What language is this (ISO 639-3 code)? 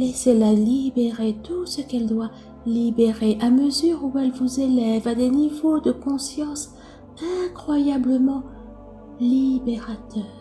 fra